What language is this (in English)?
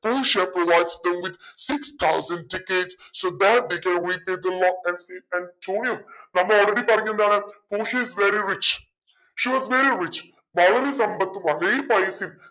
Malayalam